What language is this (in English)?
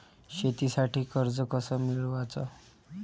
Marathi